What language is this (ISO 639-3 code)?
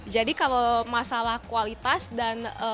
ind